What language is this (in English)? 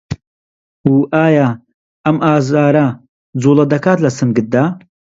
Central Kurdish